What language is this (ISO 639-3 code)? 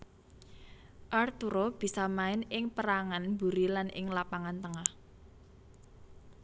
jav